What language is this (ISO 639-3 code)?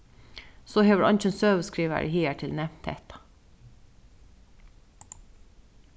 fao